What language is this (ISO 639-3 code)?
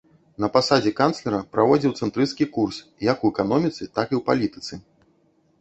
bel